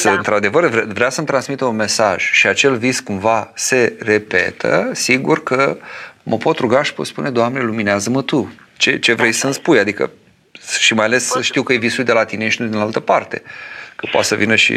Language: Romanian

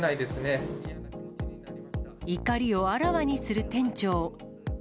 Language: Japanese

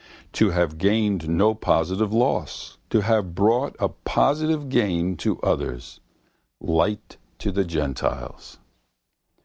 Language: English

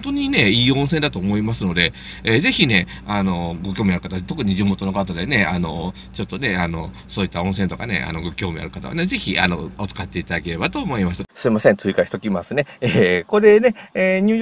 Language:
Japanese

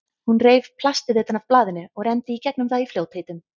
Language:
Icelandic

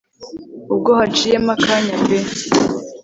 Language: Kinyarwanda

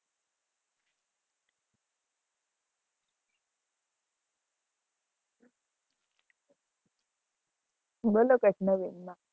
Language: Gujarati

